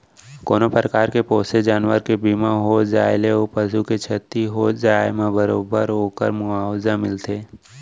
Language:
Chhattisgarhi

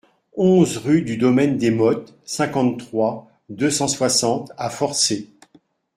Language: French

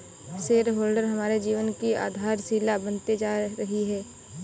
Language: Hindi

